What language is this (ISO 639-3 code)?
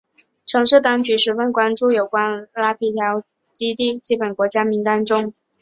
zho